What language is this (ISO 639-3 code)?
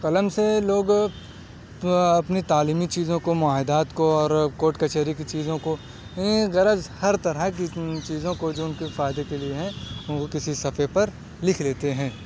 urd